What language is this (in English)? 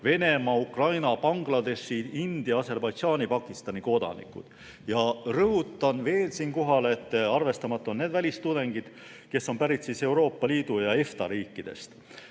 Estonian